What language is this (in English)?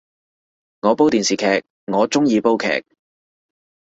Cantonese